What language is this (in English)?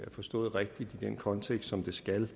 Danish